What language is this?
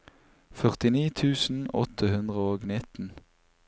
Norwegian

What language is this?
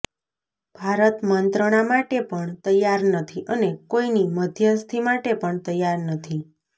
Gujarati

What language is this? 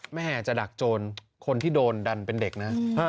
Thai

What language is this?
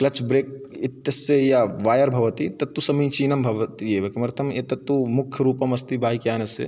Sanskrit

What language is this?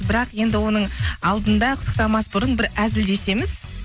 Kazakh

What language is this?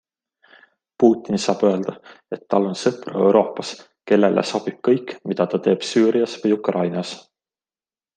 Estonian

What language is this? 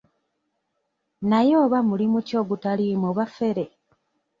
Ganda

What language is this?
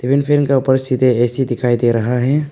Hindi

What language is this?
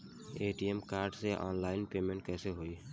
Bhojpuri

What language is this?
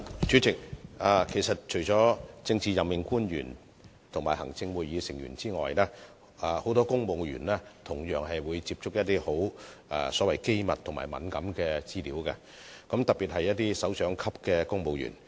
Cantonese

